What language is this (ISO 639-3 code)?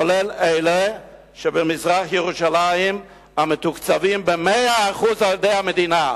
heb